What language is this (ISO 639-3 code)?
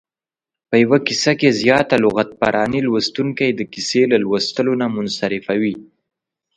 pus